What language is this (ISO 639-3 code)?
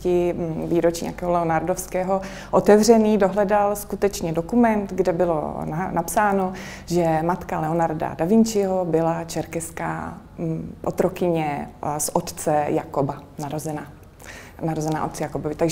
ces